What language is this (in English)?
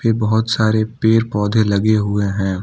Hindi